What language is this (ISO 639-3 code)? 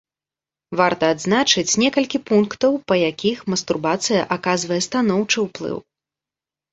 bel